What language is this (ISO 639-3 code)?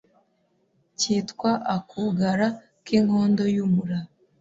kin